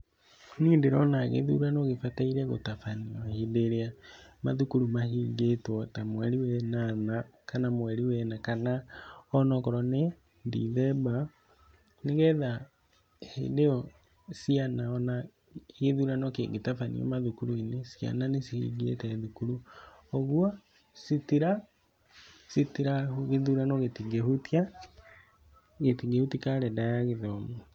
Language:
Kikuyu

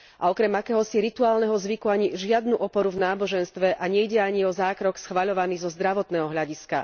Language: Slovak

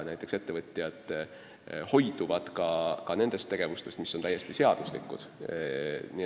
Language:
Estonian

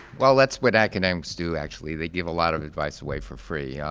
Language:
English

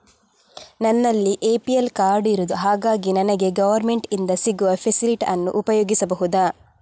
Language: Kannada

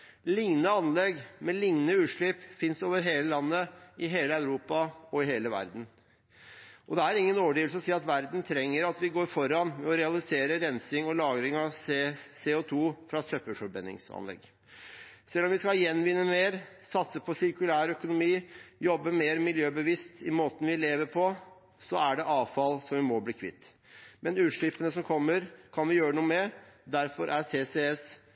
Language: Norwegian Bokmål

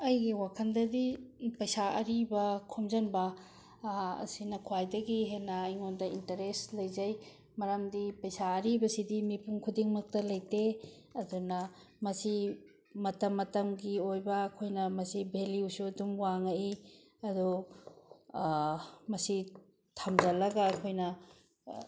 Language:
Manipuri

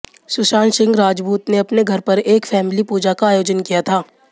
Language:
Hindi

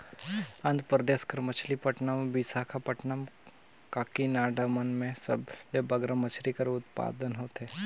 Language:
Chhattisgarhi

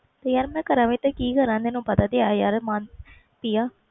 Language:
Punjabi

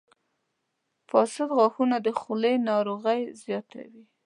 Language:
Pashto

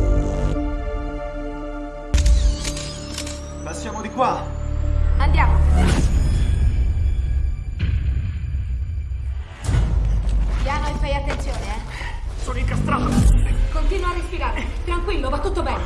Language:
Italian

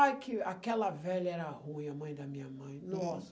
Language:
Portuguese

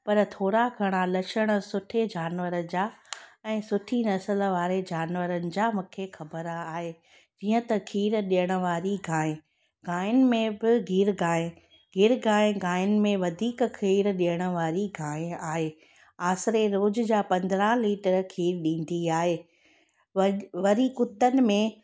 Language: Sindhi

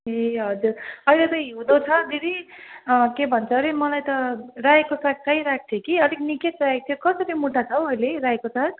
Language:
Nepali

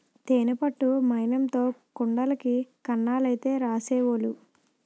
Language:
Telugu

